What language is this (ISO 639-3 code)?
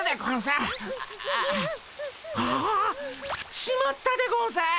jpn